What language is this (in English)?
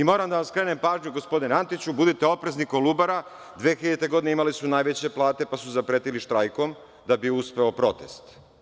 Serbian